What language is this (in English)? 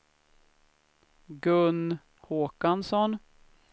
Swedish